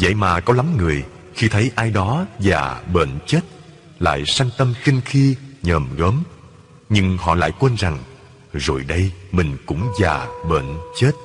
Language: Vietnamese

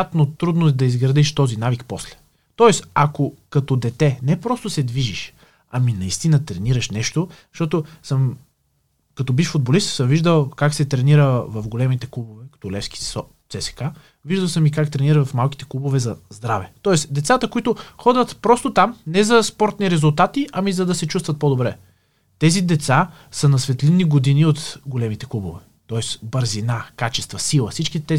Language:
Bulgarian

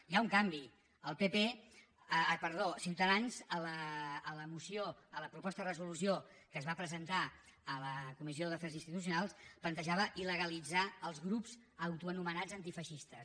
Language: Catalan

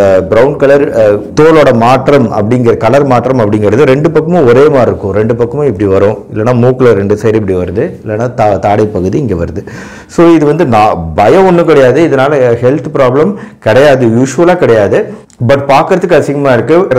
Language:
Tamil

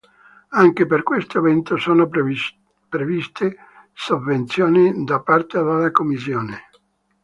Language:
Italian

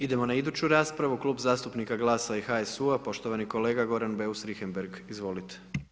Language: Croatian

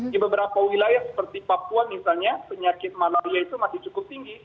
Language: Indonesian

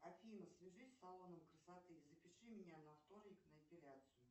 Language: Russian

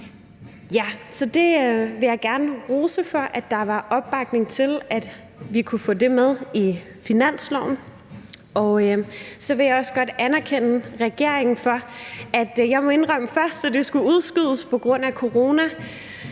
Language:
Danish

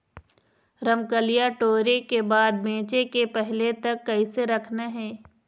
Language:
Chhattisgarhi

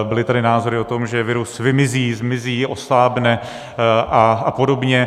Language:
Czech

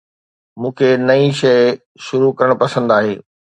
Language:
Sindhi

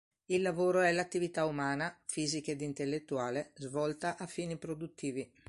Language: Italian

